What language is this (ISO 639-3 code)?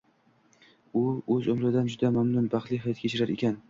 uzb